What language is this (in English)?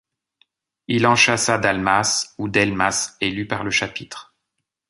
French